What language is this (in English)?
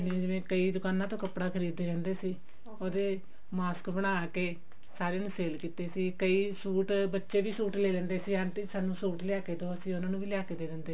Punjabi